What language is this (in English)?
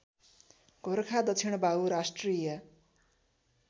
Nepali